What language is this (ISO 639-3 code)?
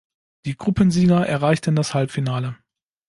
deu